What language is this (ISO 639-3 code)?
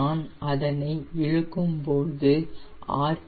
tam